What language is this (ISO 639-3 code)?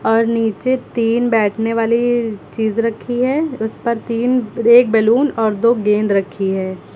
hin